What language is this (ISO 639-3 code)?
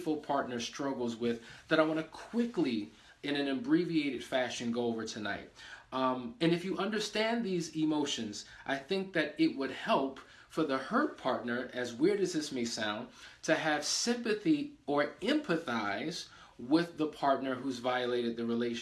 eng